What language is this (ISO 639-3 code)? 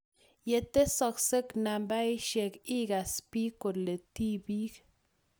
kln